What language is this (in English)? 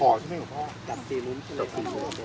Thai